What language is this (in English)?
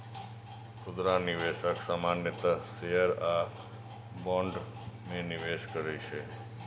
Maithili